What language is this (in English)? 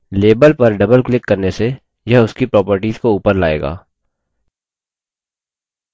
Hindi